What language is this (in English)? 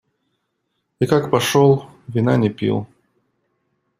Russian